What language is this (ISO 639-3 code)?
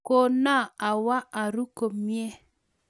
kln